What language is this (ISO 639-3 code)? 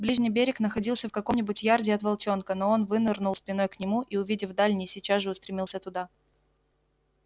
rus